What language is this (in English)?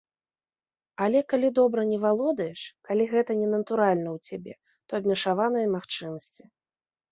Belarusian